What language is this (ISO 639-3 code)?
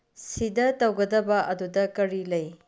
mni